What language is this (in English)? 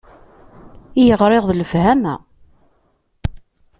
Kabyle